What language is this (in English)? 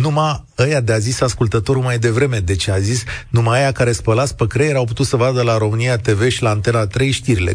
Romanian